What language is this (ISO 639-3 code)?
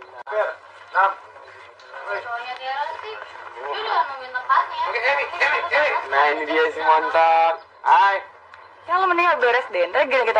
ind